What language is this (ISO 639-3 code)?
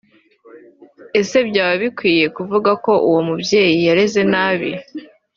kin